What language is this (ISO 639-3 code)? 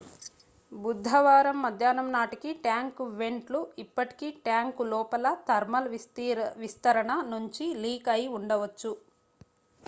tel